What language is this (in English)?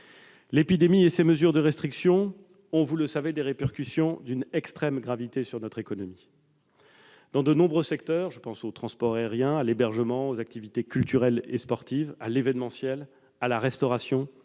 French